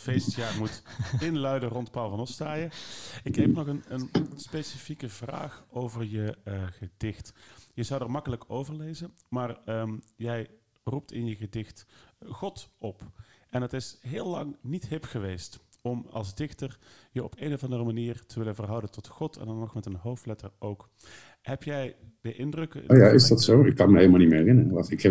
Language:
Dutch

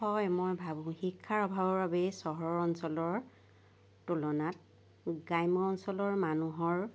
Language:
Assamese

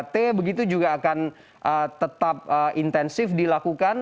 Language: Indonesian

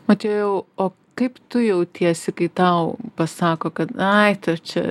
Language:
Lithuanian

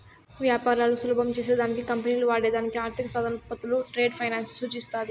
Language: Telugu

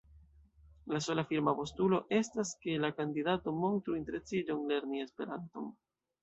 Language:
Esperanto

